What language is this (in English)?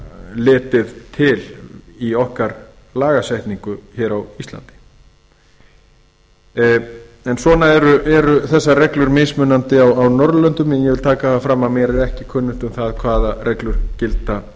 Icelandic